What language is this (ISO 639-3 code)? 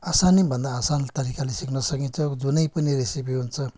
nep